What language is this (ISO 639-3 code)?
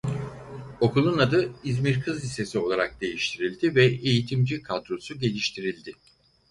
tur